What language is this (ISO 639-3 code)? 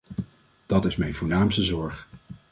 nld